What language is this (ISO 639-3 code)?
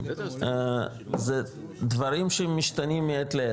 heb